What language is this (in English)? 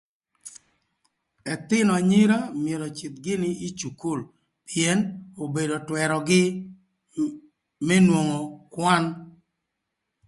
Thur